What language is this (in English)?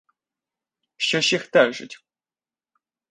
Ukrainian